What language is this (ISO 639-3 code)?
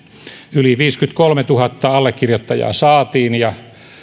fin